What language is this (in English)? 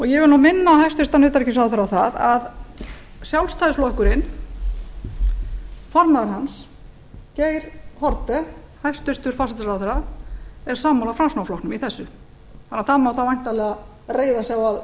Icelandic